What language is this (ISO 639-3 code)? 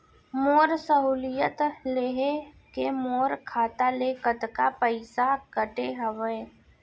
hne